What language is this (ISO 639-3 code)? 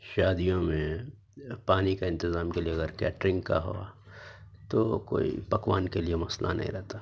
urd